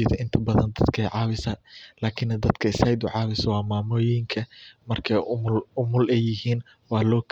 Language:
Somali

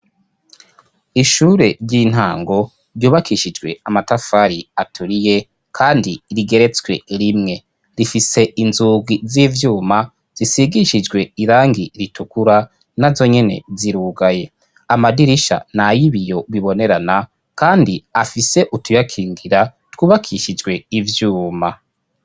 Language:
Rundi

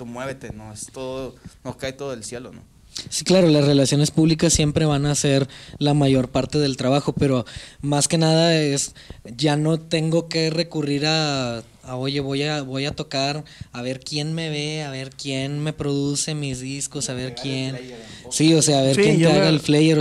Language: Spanish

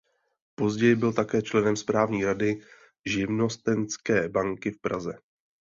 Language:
Czech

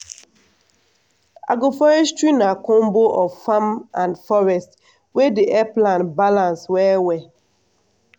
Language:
Nigerian Pidgin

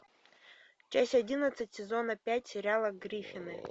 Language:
Russian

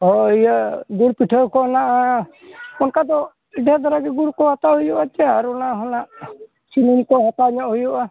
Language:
Santali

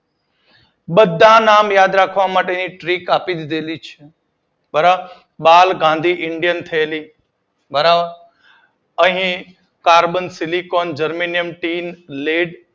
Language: Gujarati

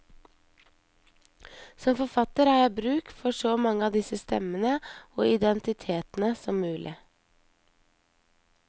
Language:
Norwegian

